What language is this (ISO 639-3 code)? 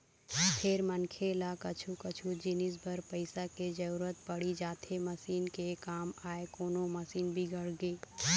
hne